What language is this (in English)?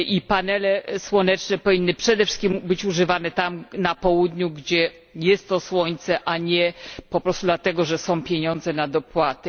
Polish